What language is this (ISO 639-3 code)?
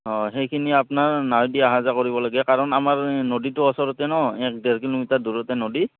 asm